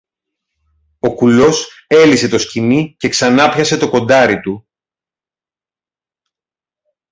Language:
Greek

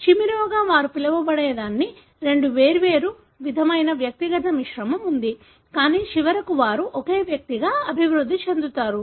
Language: Telugu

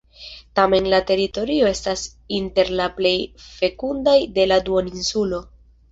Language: Esperanto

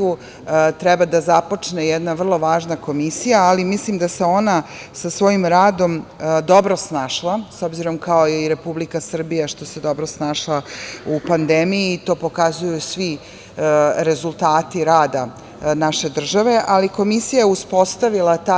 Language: Serbian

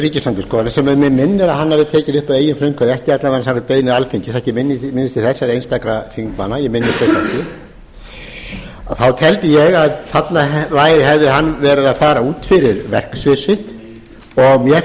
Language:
Icelandic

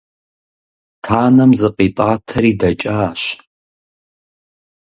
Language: Kabardian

